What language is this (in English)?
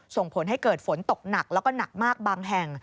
Thai